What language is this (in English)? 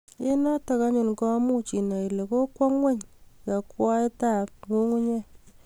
Kalenjin